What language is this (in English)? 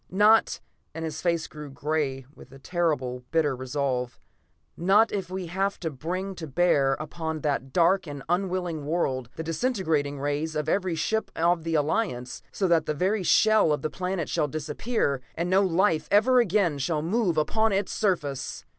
English